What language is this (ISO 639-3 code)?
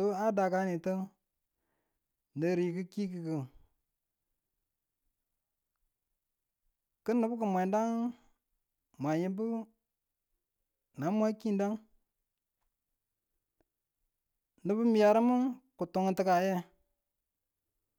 tul